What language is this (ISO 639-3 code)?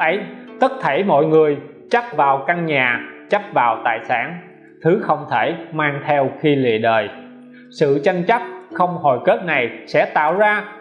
vie